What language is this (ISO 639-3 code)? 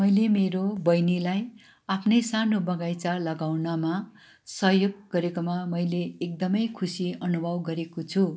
nep